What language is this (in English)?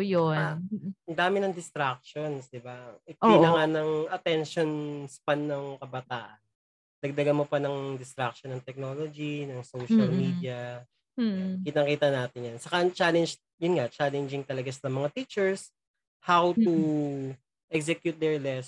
Filipino